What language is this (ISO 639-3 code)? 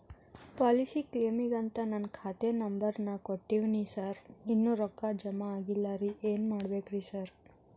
kan